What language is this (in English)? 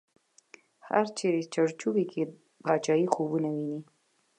Pashto